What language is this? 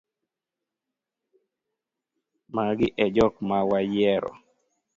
Luo (Kenya and Tanzania)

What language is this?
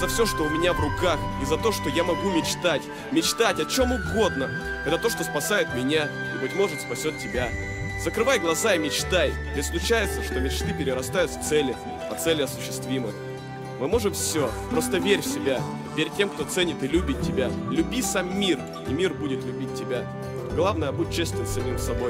Russian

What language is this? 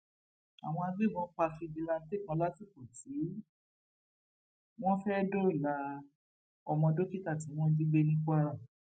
Yoruba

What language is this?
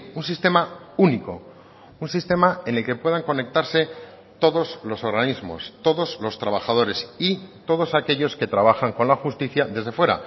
Spanish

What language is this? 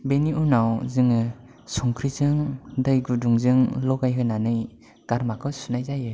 Bodo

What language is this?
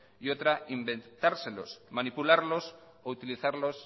Spanish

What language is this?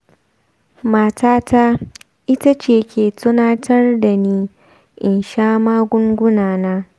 Hausa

